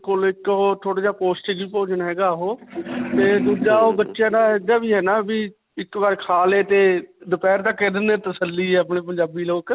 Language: Punjabi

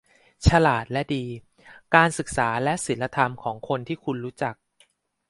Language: Thai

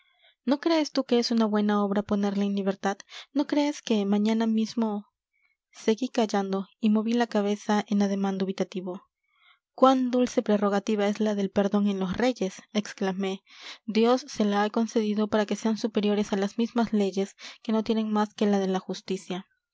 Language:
Spanish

